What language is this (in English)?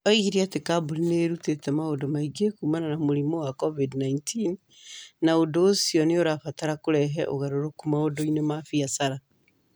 Kikuyu